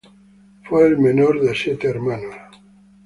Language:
Spanish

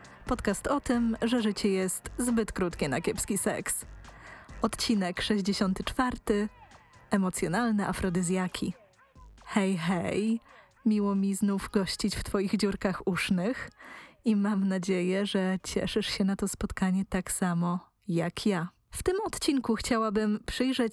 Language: Polish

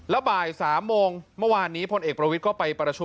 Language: Thai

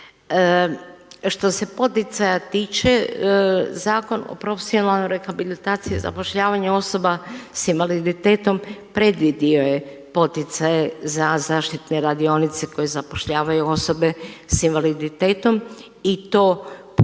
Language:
Croatian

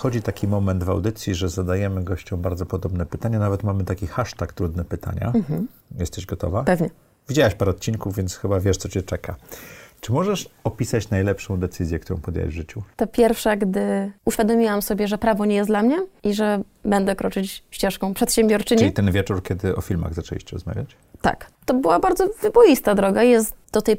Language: Polish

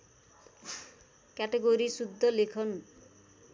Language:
Nepali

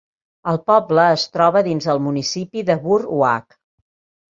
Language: Catalan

